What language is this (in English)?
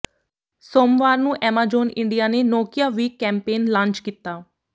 Punjabi